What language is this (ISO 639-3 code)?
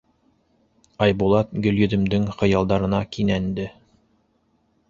bak